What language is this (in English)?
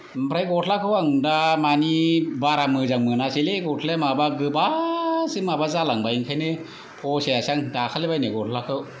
Bodo